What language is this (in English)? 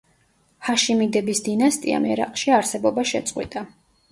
Georgian